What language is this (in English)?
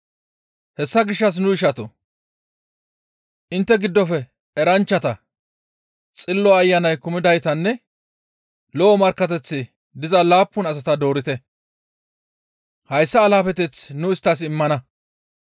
Gamo